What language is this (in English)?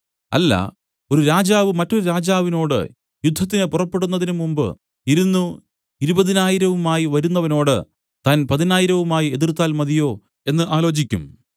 Malayalam